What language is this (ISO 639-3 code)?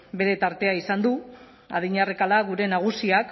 eus